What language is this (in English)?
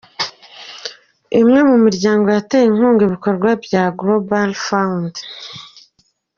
Kinyarwanda